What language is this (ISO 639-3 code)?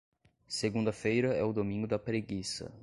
por